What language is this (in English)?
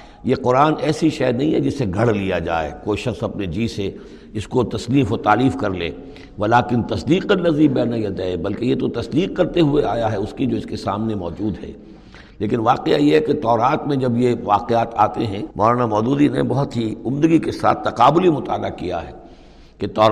Urdu